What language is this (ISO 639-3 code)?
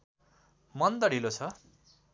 nep